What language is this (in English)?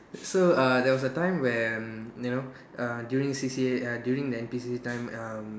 English